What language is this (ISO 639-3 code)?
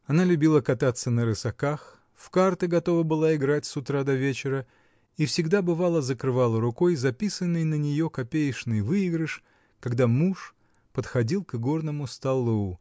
rus